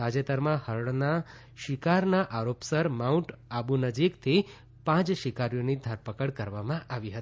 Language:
Gujarati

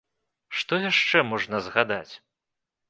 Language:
Belarusian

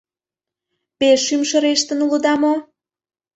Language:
Mari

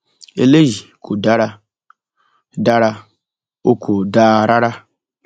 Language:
Yoruba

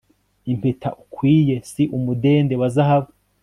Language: Kinyarwanda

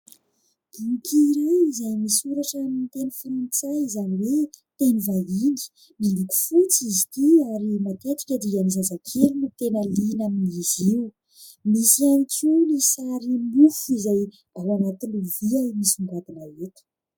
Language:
Malagasy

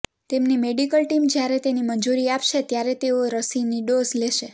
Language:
Gujarati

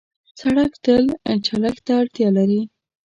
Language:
Pashto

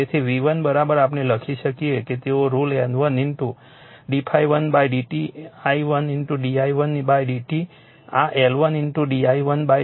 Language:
Gujarati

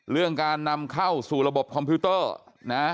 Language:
Thai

